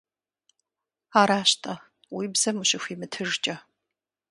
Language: Kabardian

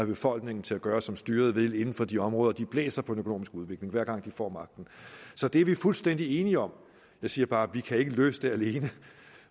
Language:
Danish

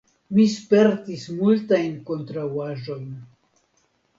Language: Esperanto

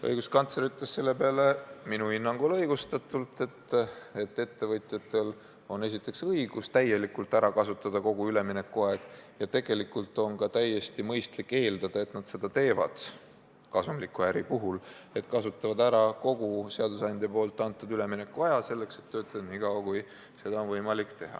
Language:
Estonian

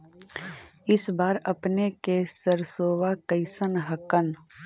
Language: Magahi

